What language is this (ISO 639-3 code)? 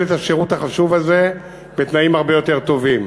heb